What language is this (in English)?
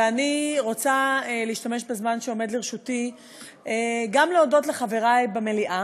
Hebrew